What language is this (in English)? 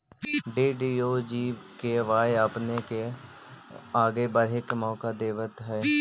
Magahi